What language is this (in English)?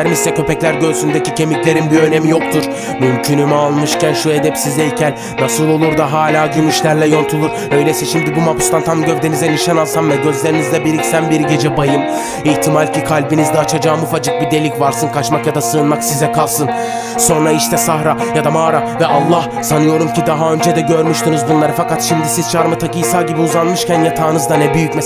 Turkish